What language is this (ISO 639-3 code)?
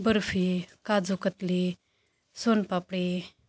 mar